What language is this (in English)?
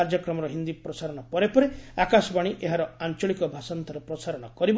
Odia